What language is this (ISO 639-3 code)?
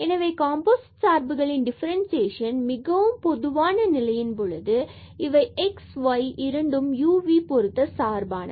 tam